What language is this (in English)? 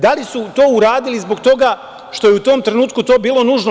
Serbian